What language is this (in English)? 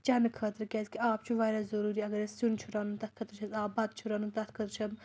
Kashmiri